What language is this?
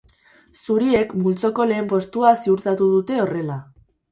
Basque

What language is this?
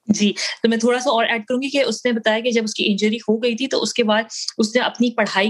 Urdu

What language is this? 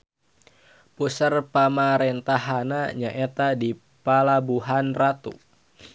Sundanese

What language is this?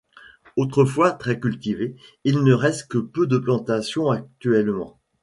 French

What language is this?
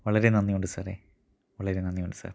Malayalam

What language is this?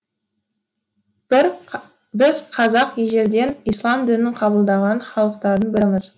Kazakh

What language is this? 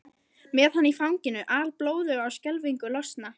Icelandic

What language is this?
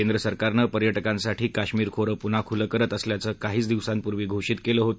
Marathi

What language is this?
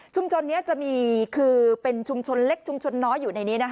Thai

